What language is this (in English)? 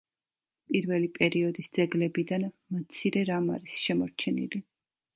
Georgian